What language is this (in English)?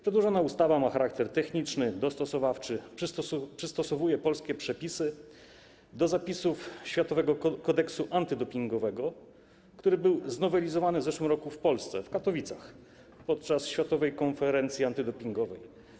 Polish